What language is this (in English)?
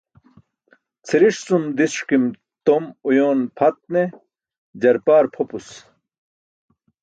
Burushaski